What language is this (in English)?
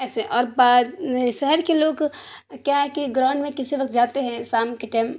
Urdu